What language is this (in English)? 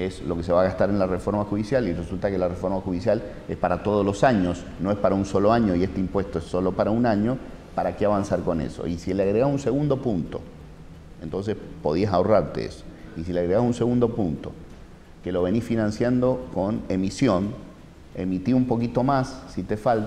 Spanish